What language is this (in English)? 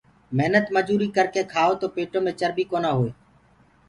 Gurgula